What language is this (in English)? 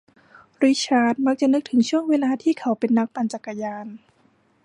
Thai